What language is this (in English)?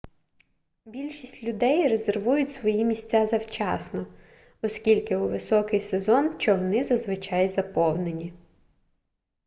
Ukrainian